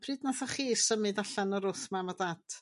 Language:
Welsh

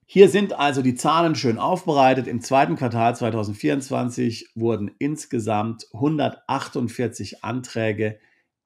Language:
German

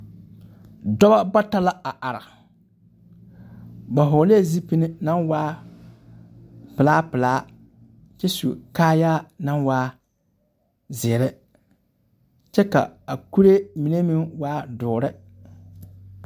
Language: Southern Dagaare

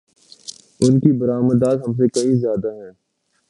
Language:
Urdu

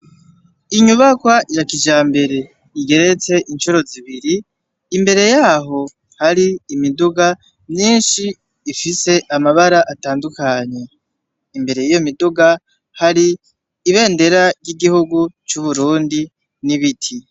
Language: Rundi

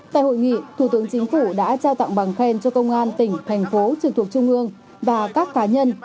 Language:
Vietnamese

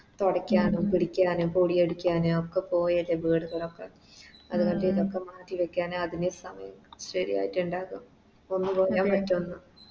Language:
Malayalam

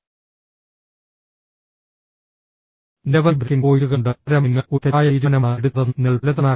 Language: Malayalam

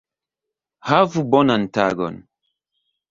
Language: Esperanto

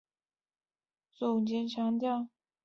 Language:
Chinese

